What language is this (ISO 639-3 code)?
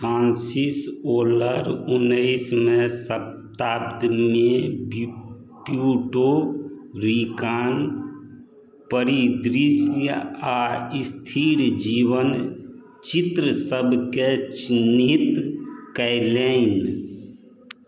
mai